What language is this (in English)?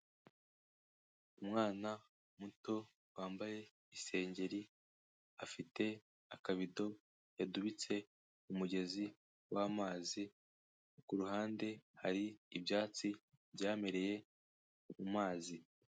Kinyarwanda